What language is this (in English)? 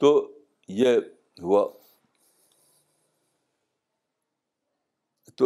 Urdu